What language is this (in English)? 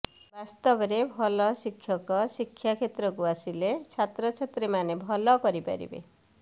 Odia